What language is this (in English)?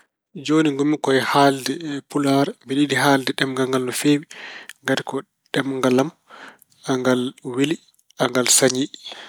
Fula